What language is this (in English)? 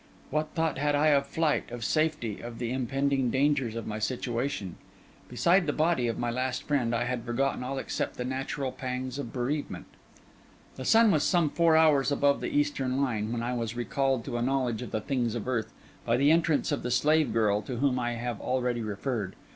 English